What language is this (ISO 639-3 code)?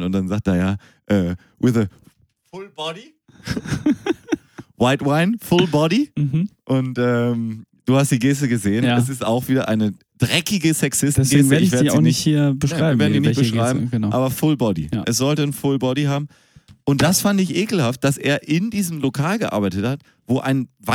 deu